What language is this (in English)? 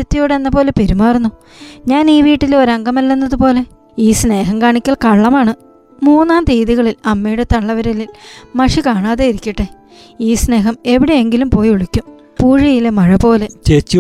Malayalam